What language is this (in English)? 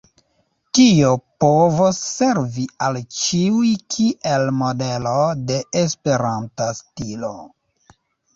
Esperanto